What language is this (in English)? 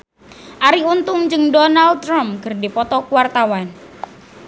Sundanese